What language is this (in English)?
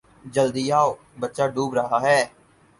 Urdu